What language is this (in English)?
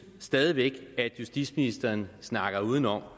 Danish